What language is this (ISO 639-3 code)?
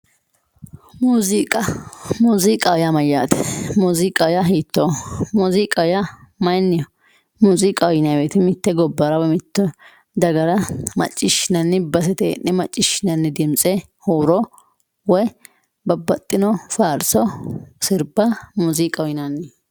sid